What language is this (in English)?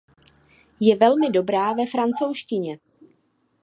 Czech